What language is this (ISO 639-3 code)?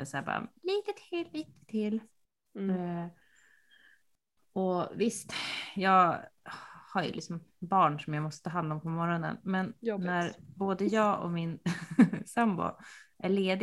swe